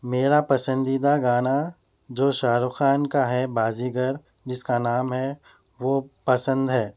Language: Urdu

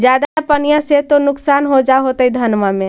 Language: Magahi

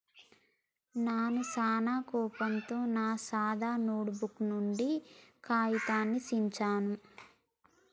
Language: Telugu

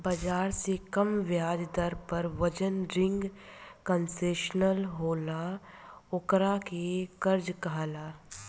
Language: Bhojpuri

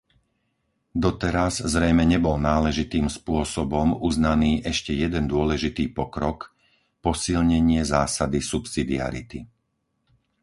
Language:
Slovak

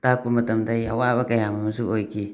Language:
Manipuri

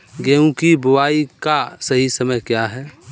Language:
Hindi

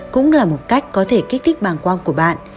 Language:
Vietnamese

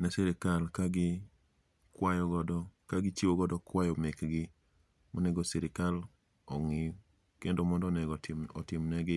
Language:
Luo (Kenya and Tanzania)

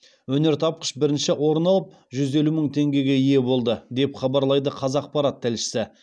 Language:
Kazakh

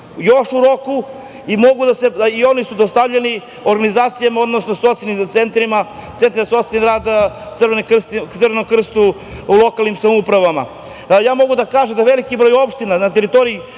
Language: Serbian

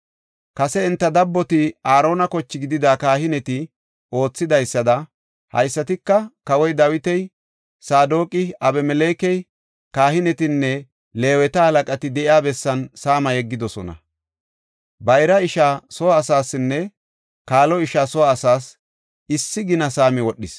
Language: Gofa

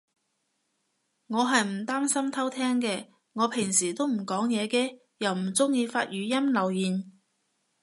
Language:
Cantonese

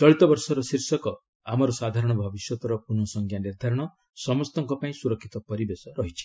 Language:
Odia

